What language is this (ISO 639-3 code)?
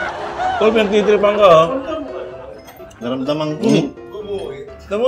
fil